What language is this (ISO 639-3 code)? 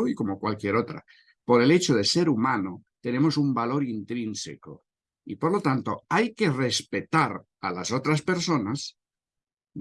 spa